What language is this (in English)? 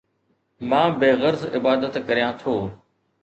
Sindhi